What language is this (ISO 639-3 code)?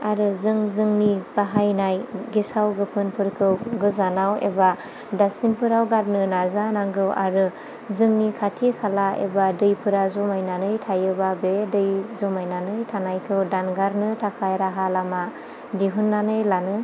brx